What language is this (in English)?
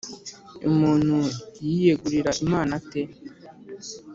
Kinyarwanda